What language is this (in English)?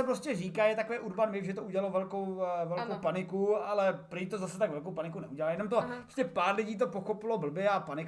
Czech